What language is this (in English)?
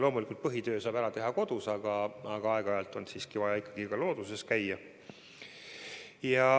Estonian